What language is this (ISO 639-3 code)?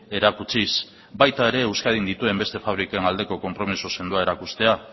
eus